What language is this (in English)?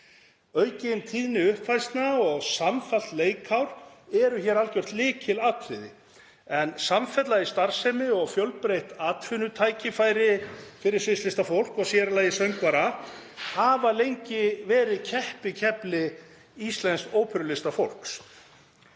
Icelandic